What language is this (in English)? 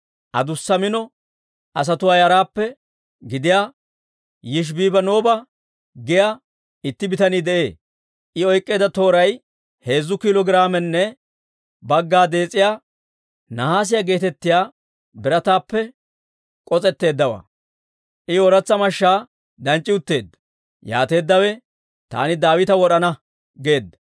Dawro